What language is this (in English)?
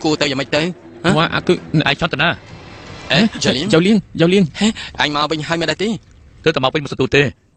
Thai